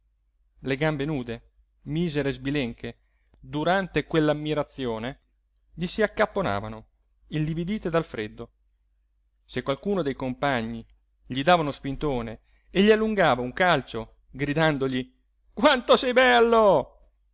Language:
Italian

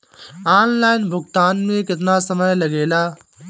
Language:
Bhojpuri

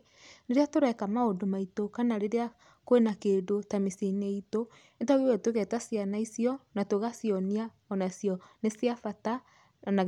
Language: Kikuyu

